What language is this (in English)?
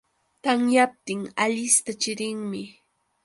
Yauyos Quechua